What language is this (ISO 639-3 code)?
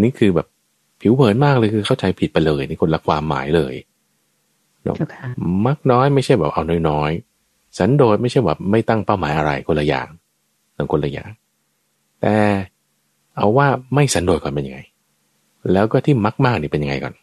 tha